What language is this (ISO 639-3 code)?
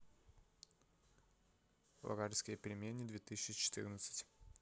rus